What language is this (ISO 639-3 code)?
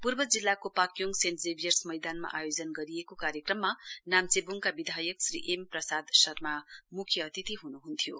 nep